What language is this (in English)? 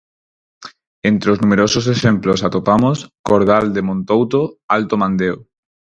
Galician